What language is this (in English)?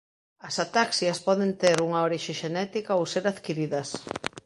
Galician